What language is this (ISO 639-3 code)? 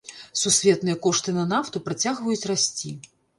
bel